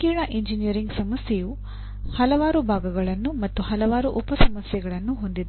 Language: Kannada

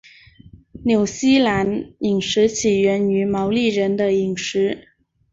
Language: Chinese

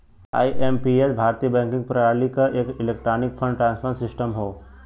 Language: Bhojpuri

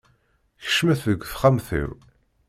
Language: Kabyle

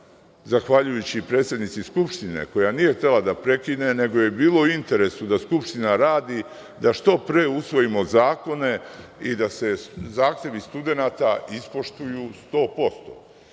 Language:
Serbian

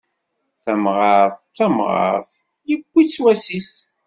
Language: Kabyle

